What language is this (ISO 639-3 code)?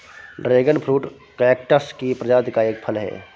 hin